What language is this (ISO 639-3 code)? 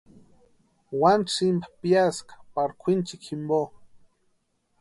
pua